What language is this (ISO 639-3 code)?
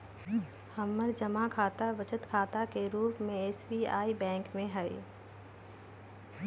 mag